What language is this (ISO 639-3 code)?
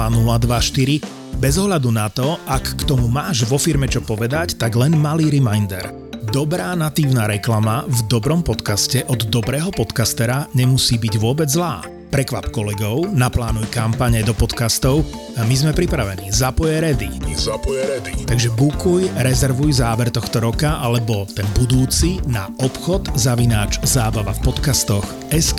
slk